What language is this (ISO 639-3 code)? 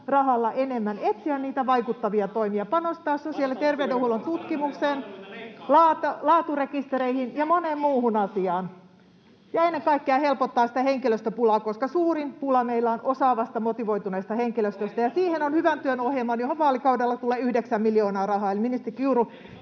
fin